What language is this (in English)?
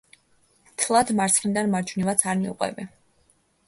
Georgian